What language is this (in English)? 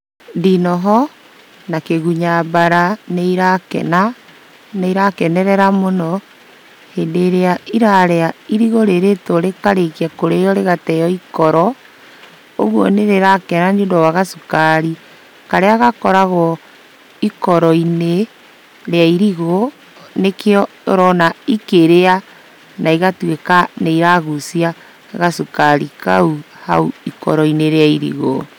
Kikuyu